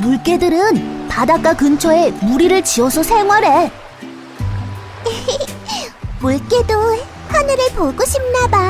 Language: Korean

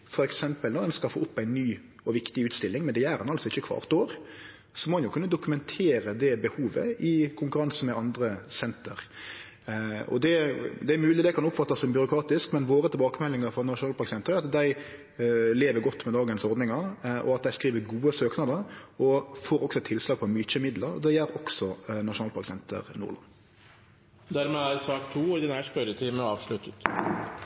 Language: Norwegian Nynorsk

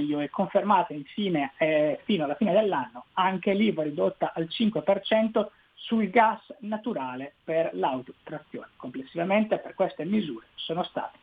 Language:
Italian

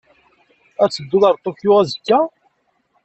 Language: Kabyle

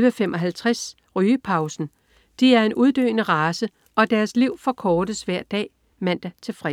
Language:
Danish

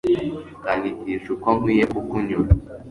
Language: Kinyarwanda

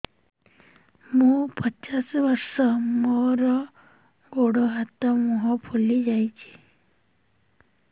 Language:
Odia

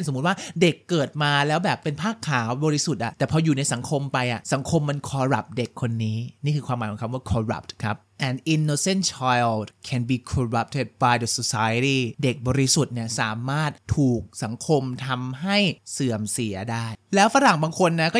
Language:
Thai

